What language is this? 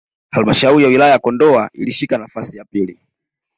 Swahili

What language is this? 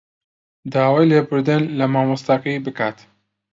Central Kurdish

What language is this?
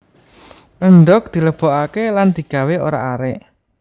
Javanese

